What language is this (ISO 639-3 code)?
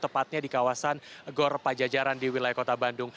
ind